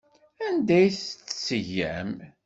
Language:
Kabyle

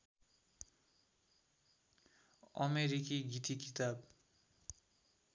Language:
Nepali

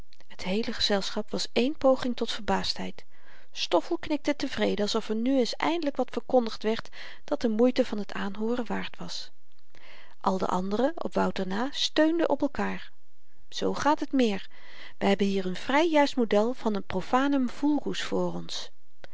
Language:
Dutch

